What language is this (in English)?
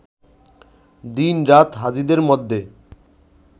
Bangla